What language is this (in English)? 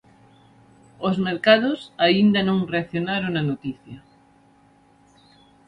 Galician